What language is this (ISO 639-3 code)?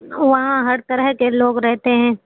urd